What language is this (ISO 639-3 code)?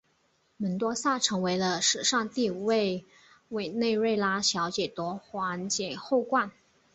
zho